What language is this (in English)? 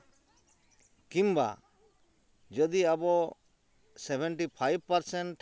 Santali